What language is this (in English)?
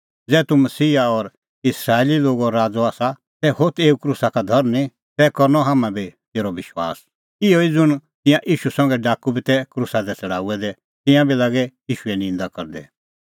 Kullu Pahari